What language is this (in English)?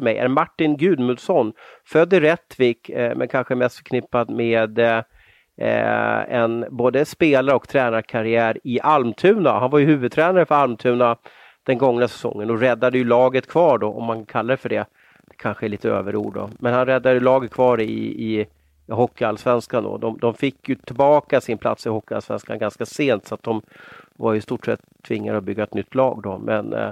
Swedish